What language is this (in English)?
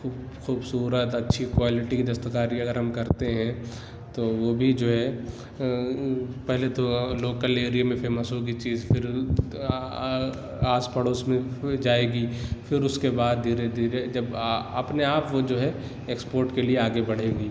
Urdu